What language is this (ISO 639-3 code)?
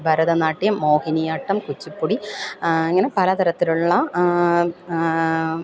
mal